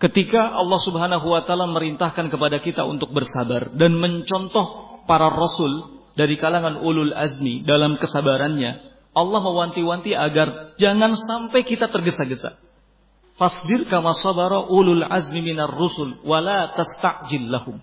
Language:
Indonesian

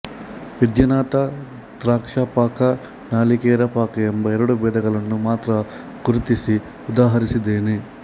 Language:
Kannada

